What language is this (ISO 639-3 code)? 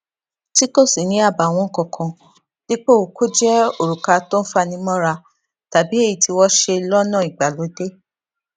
yor